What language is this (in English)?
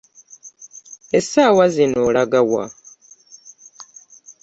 Ganda